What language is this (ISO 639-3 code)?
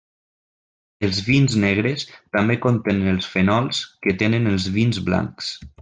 cat